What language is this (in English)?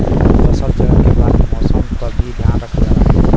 Bhojpuri